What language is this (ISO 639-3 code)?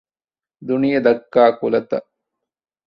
div